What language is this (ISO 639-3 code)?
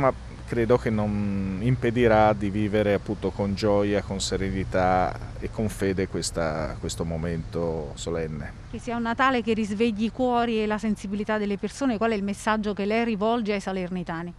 ita